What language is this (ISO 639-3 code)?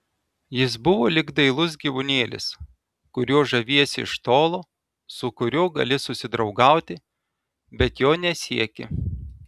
lit